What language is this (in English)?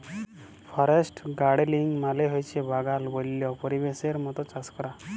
Bangla